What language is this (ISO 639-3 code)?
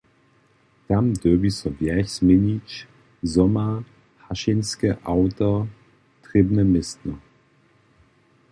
hsb